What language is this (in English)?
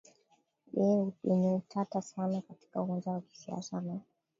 Swahili